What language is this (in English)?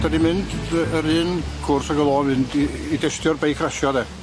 Welsh